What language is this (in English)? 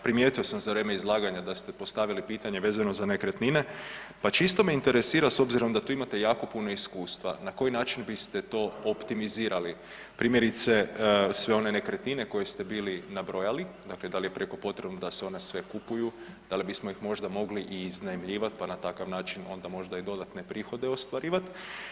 Croatian